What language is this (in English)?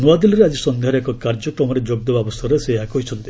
Odia